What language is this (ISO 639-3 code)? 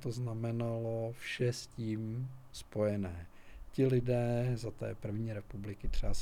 ces